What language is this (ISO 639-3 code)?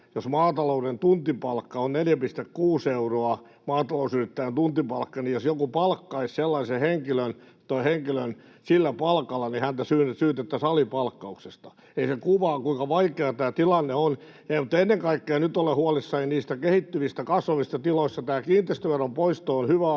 fin